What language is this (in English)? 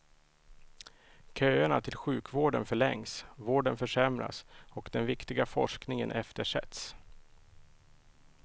Swedish